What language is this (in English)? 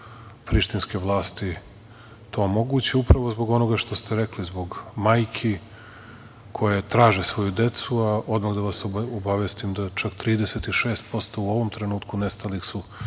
Serbian